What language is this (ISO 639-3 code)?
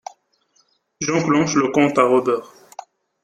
fra